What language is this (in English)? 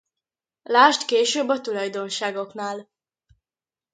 Hungarian